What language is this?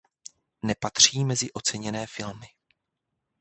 Czech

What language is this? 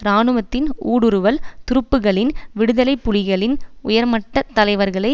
Tamil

